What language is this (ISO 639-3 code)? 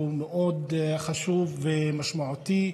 heb